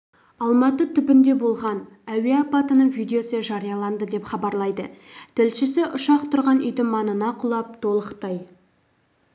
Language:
Kazakh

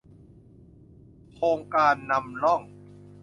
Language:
Thai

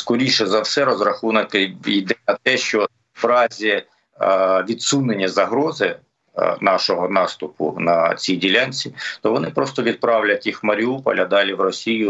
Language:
Ukrainian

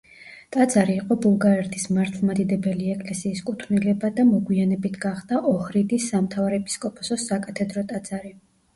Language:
Georgian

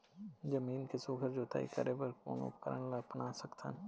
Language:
Chhattisgarhi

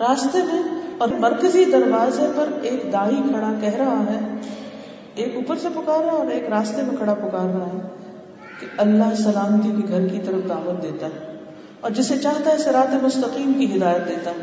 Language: Urdu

